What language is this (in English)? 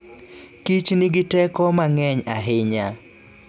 Luo (Kenya and Tanzania)